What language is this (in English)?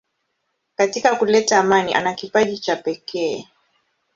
Swahili